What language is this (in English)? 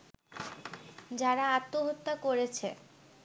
Bangla